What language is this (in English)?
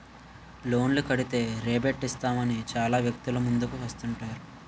Telugu